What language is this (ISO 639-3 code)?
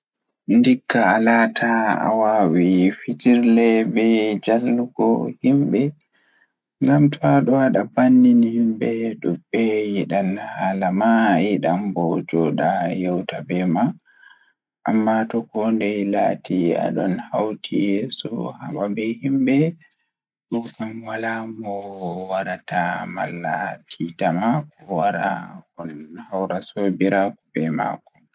ful